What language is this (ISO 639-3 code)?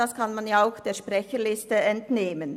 gsw